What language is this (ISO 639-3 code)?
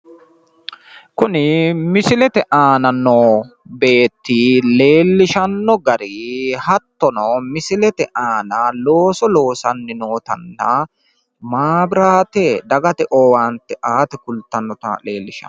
sid